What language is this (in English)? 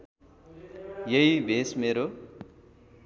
Nepali